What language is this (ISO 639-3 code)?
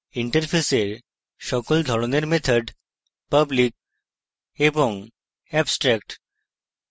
ben